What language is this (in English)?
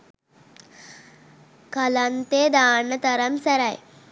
Sinhala